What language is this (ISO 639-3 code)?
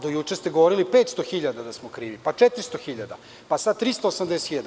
srp